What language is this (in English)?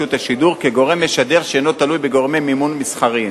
Hebrew